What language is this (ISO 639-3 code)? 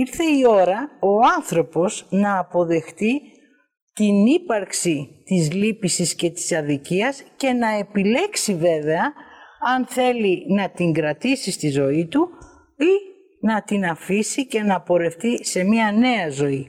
ell